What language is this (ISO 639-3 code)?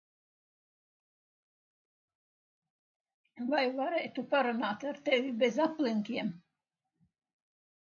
lav